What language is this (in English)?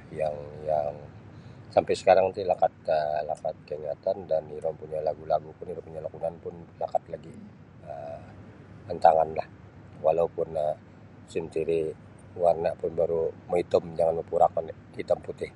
Sabah Bisaya